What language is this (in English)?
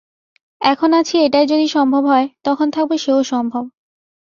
Bangla